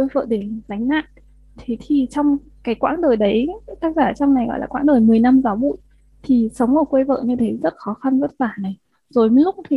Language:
Vietnamese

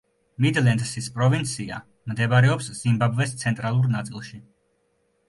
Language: Georgian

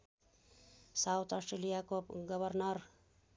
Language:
Nepali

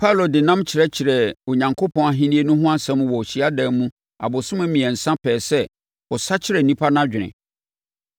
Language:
Akan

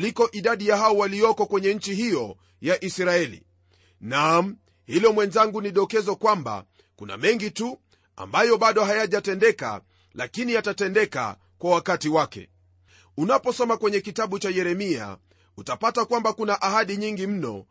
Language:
Swahili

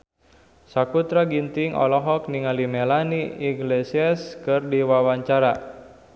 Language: Sundanese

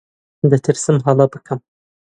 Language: Central Kurdish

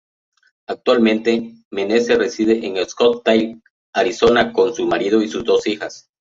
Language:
Spanish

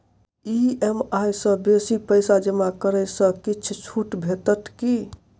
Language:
Maithili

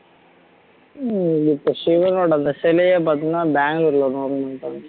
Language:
Tamil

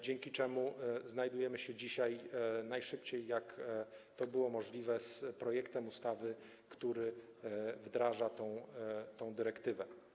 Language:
Polish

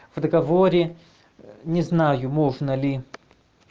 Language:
Russian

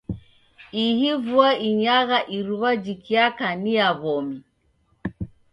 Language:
Taita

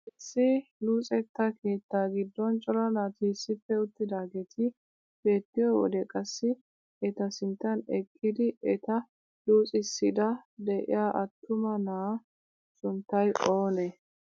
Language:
Wolaytta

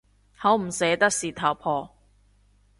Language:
Cantonese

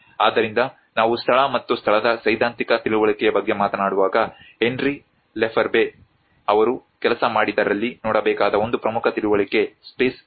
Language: Kannada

